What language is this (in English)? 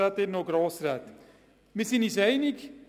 Swiss German